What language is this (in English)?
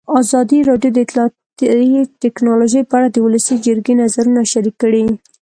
Pashto